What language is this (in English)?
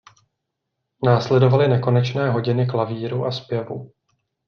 Czech